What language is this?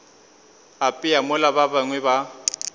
Northern Sotho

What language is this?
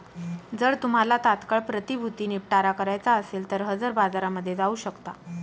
Marathi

